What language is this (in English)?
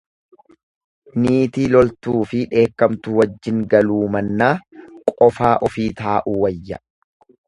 Oromo